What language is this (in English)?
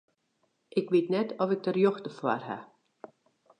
Western Frisian